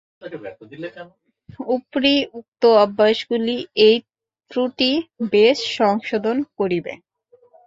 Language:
Bangla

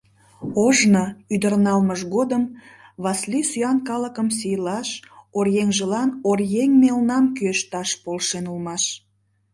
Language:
Mari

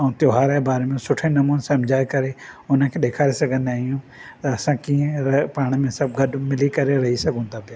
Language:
Sindhi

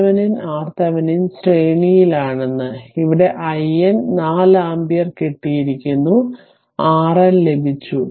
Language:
Malayalam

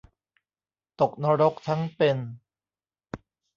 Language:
Thai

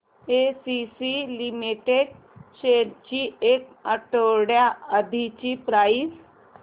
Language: Marathi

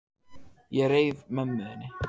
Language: Icelandic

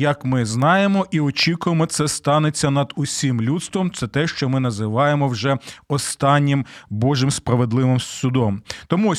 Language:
Ukrainian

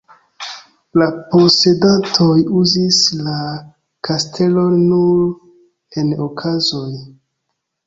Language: Esperanto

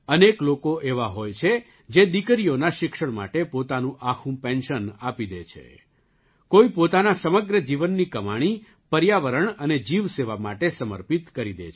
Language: Gujarati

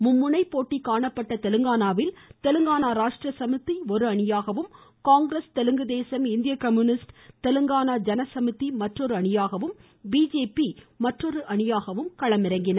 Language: Tamil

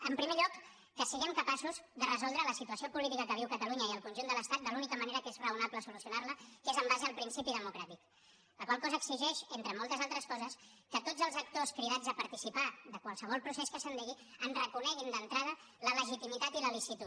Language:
Catalan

